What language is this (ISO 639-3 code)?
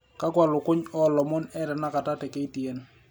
mas